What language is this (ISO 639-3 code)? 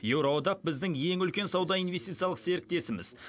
kaz